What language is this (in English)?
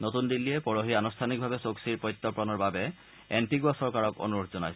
Assamese